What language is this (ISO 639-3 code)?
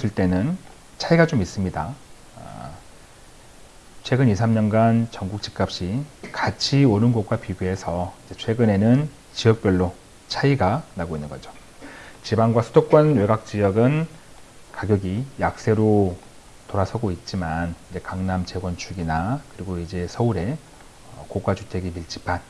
kor